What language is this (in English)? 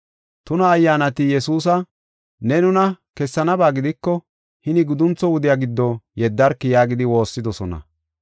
Gofa